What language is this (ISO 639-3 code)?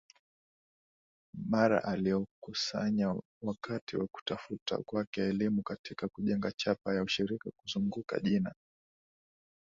swa